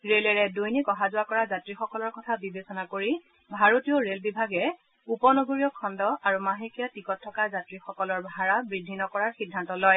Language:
Assamese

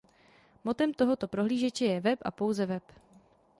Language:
Czech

